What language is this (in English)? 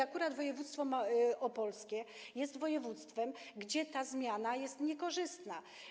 Polish